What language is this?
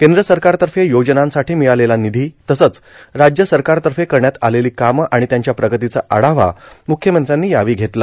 Marathi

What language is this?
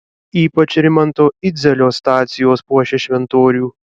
Lithuanian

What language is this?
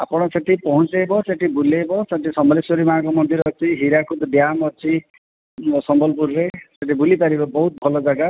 Odia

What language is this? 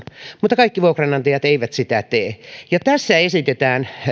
Finnish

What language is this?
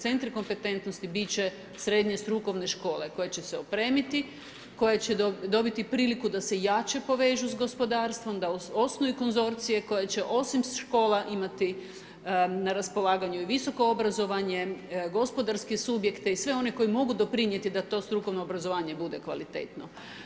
Croatian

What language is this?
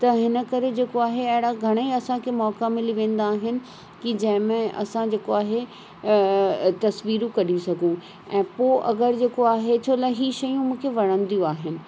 Sindhi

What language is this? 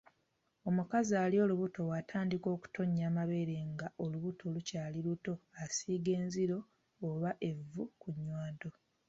Ganda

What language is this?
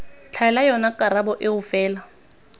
Tswana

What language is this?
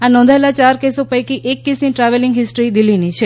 Gujarati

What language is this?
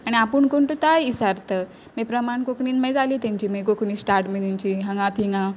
Konkani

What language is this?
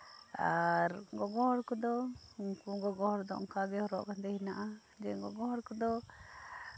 Santali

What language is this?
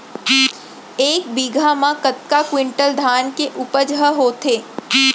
Chhattisgarhi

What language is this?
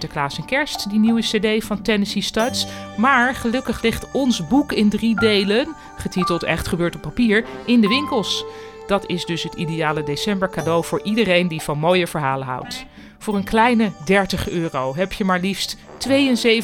Dutch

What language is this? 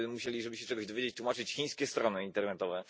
Polish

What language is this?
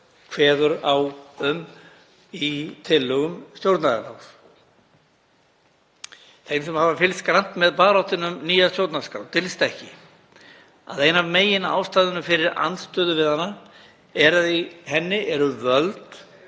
Icelandic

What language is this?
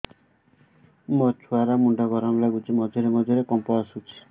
Odia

